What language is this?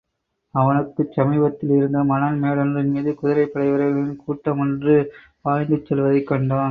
Tamil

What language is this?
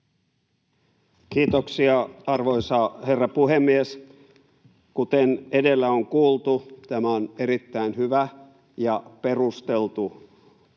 Finnish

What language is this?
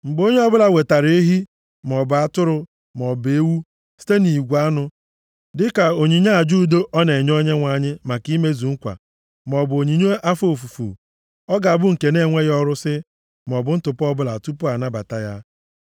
Igbo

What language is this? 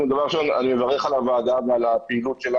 Hebrew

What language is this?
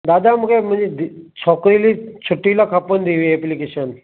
Sindhi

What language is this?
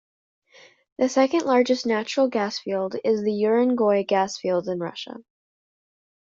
English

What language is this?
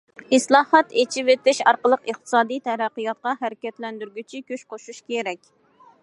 Uyghur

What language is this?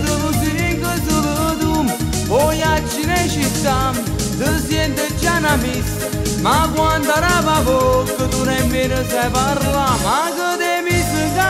Romanian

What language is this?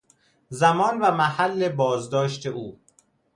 Persian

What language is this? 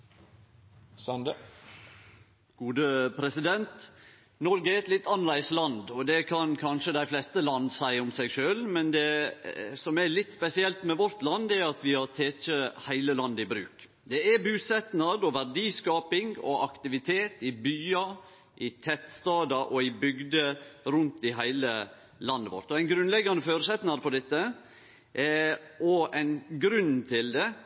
Norwegian Nynorsk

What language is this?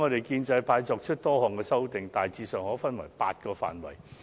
Cantonese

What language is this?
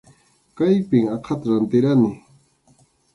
Arequipa-La Unión Quechua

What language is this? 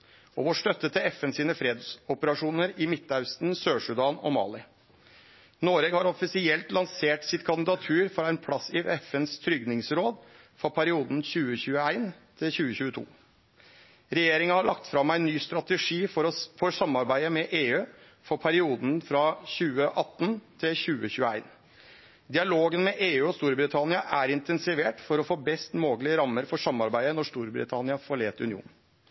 Norwegian Nynorsk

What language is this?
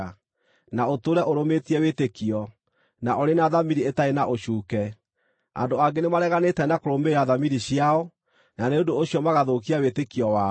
Kikuyu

